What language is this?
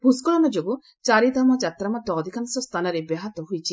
Odia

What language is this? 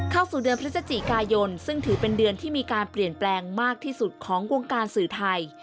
Thai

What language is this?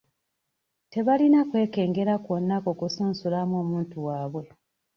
Ganda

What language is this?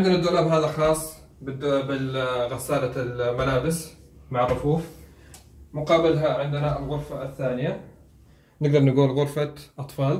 Arabic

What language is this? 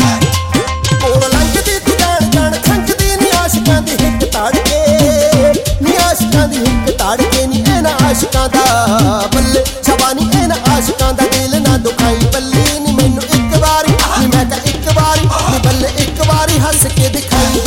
Punjabi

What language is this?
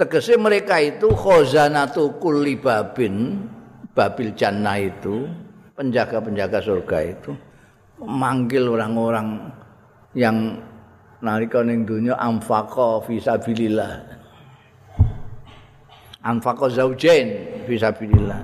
Indonesian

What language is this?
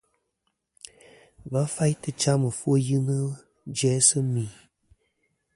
Kom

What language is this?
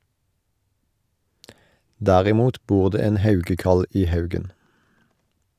Norwegian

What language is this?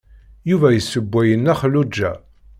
Kabyle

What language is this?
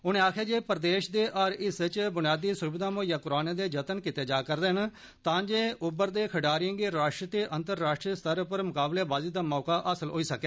Dogri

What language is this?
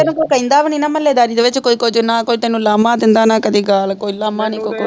Punjabi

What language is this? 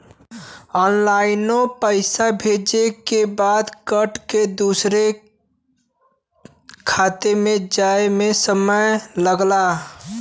Bhojpuri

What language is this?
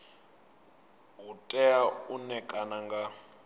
Venda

